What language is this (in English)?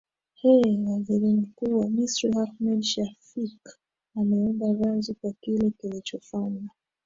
Swahili